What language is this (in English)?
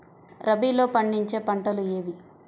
Telugu